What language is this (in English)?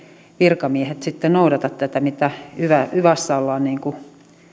Finnish